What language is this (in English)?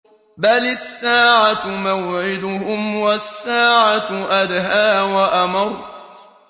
Arabic